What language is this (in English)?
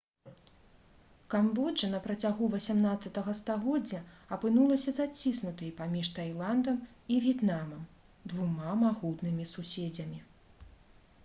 Belarusian